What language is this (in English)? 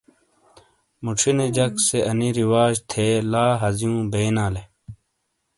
Shina